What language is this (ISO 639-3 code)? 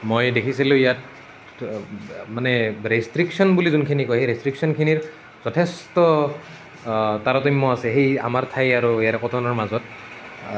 asm